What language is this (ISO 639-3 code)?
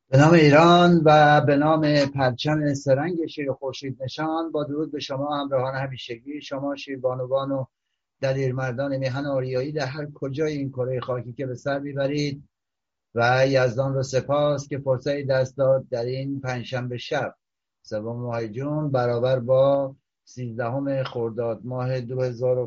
fas